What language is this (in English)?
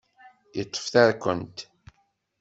Kabyle